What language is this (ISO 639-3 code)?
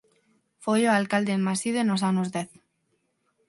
glg